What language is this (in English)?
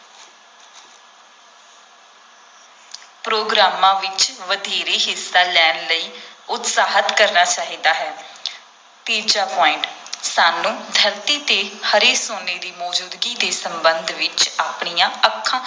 Punjabi